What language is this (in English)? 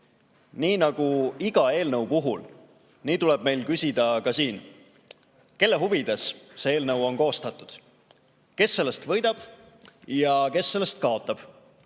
Estonian